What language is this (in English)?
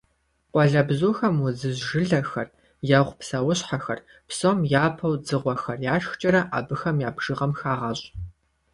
Kabardian